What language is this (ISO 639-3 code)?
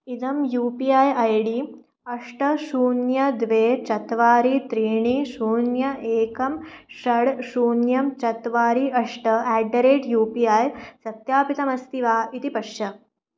san